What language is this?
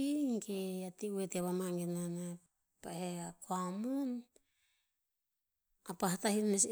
Tinputz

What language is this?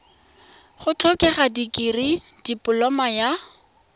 Tswana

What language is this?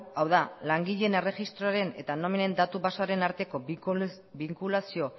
Basque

